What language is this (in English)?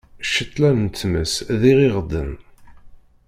Kabyle